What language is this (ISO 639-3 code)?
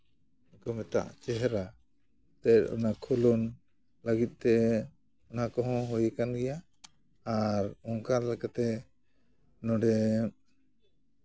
sat